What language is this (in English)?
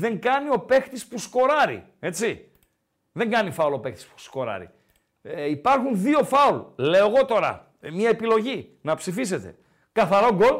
Greek